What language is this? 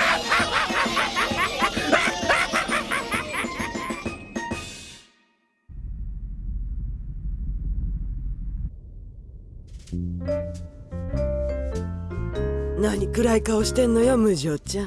Japanese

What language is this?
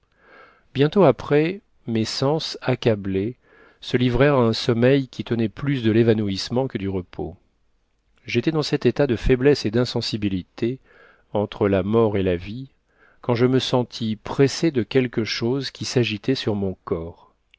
French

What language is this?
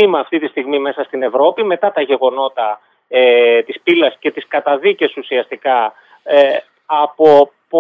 Greek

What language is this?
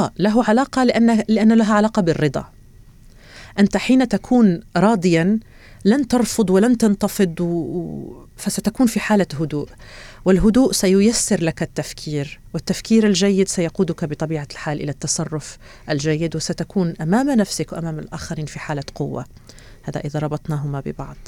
Arabic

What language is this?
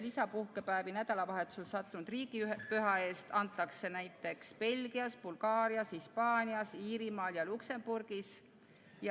Estonian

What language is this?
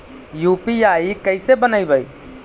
Magahi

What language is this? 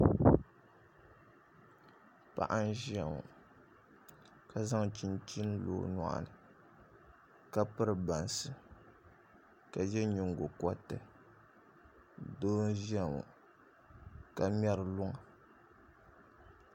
Dagbani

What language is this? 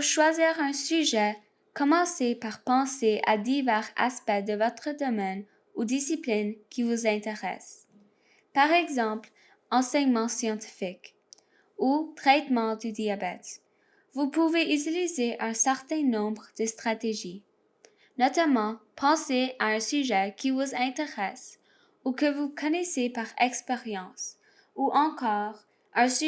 French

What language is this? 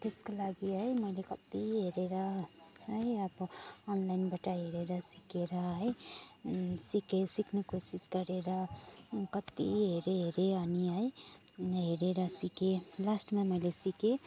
Nepali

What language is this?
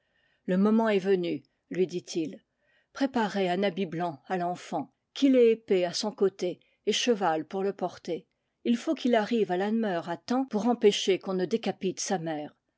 French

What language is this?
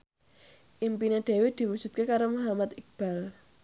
Javanese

